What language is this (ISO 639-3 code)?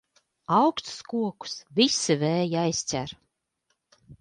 lav